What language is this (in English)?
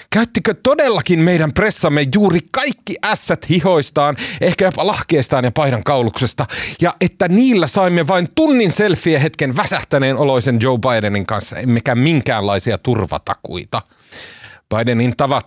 Finnish